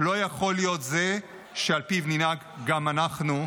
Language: Hebrew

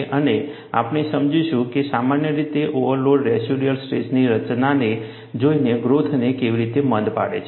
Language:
Gujarati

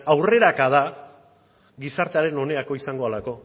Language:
Basque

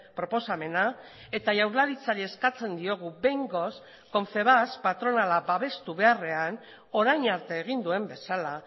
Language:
Basque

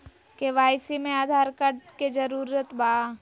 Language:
Magahi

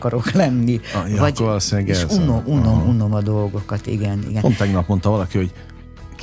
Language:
Hungarian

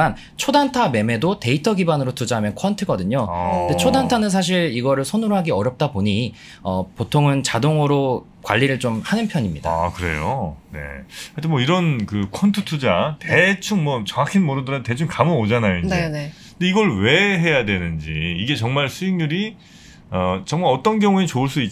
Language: Korean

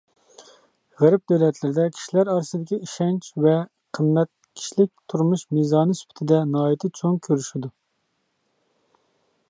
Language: Uyghur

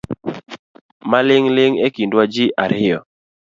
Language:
Luo (Kenya and Tanzania)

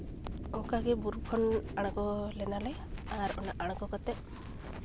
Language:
Santali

